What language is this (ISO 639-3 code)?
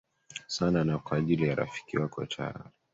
swa